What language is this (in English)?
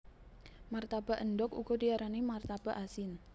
Javanese